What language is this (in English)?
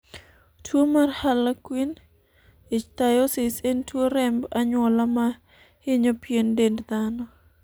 Luo (Kenya and Tanzania)